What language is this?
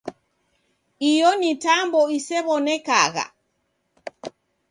Taita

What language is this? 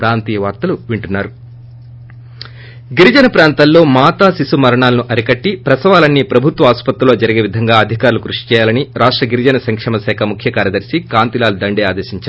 Telugu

